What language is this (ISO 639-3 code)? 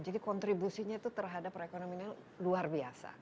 ind